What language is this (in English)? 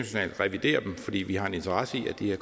Danish